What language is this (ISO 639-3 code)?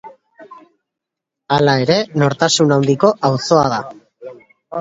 eus